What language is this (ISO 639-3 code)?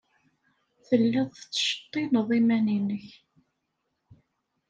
kab